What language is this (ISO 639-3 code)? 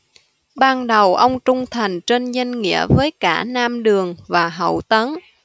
vie